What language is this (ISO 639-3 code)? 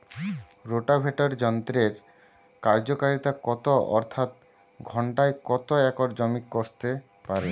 ben